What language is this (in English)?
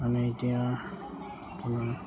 Assamese